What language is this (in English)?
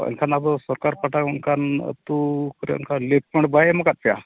Santali